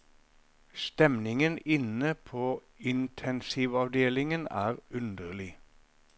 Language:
Norwegian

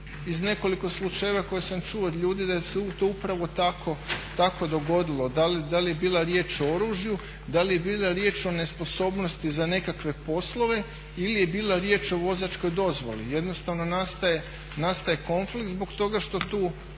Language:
Croatian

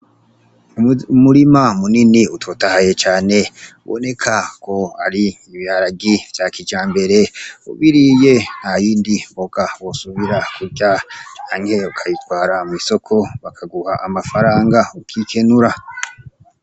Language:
Rundi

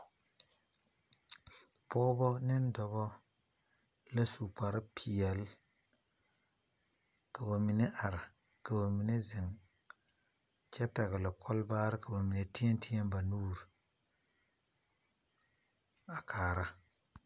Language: Southern Dagaare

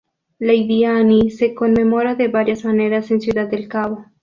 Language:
Spanish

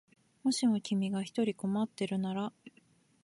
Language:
Japanese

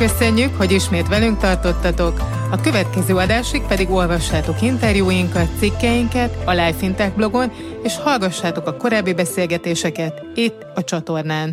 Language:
Hungarian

